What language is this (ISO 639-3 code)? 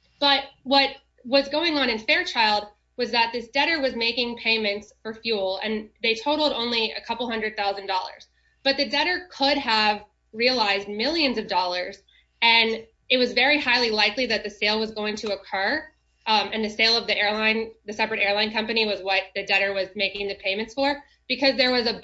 eng